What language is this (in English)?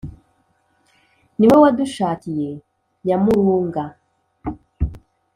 Kinyarwanda